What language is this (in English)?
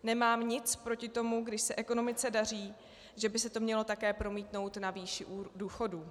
Czech